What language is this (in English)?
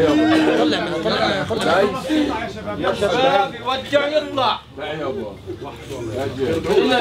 Arabic